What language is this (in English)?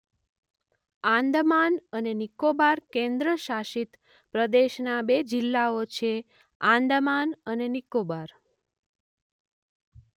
Gujarati